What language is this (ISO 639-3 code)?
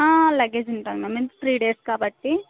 tel